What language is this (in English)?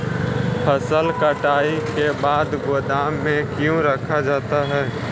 Magahi